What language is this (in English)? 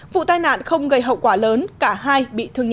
Vietnamese